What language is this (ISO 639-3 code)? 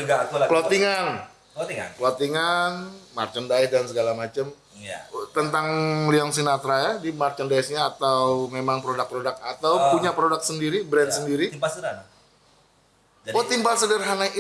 ind